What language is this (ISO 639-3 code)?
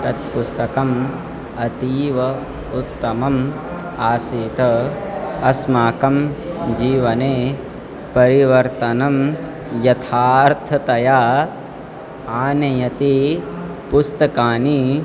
san